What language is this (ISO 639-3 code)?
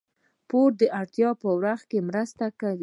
pus